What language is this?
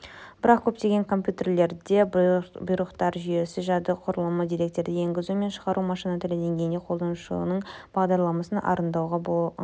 Kazakh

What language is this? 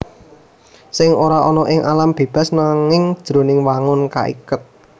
Javanese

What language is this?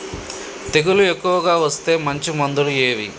Telugu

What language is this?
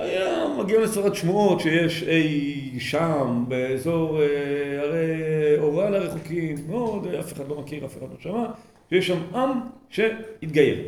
Hebrew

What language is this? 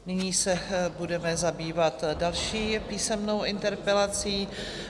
Czech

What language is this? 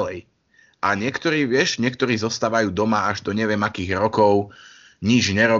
Slovak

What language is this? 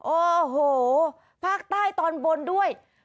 Thai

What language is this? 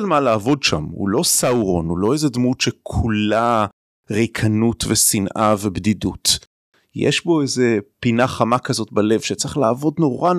Hebrew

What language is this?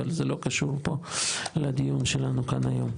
Hebrew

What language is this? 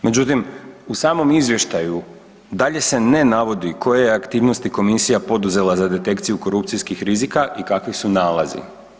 Croatian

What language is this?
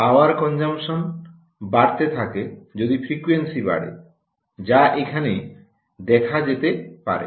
Bangla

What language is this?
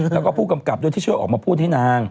Thai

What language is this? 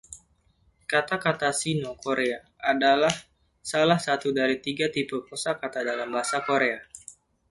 Indonesian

